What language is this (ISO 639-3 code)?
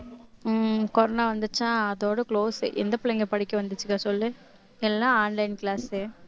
tam